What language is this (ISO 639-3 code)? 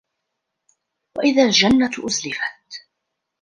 ara